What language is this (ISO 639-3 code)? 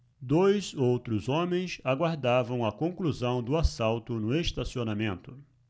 por